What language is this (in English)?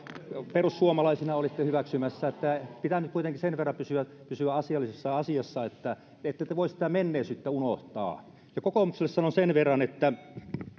Finnish